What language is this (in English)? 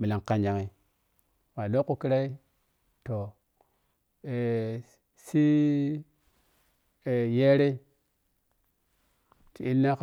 Piya-Kwonci